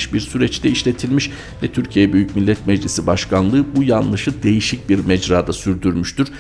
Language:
Turkish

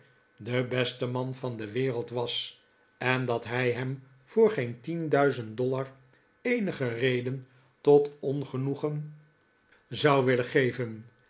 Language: Dutch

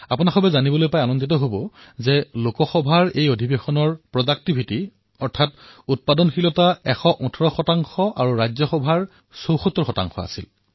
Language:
Assamese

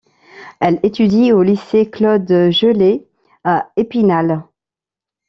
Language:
French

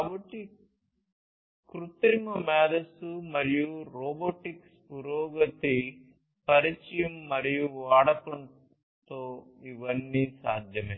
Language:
Telugu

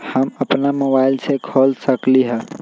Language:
Magahi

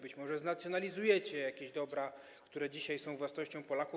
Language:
Polish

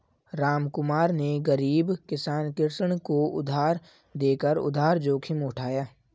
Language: Hindi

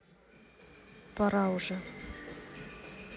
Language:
Russian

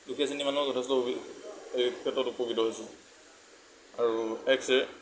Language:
Assamese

